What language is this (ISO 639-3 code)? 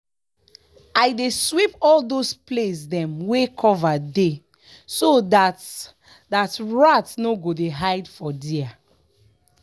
pcm